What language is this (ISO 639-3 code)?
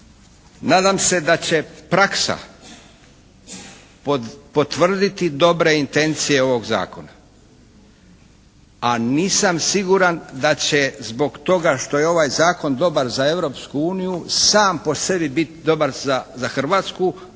hrv